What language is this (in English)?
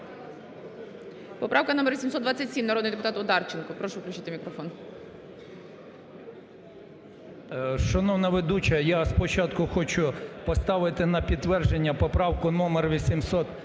Ukrainian